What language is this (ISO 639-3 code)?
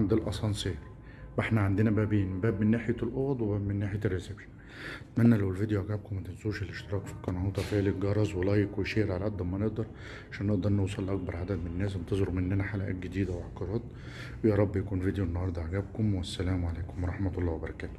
ara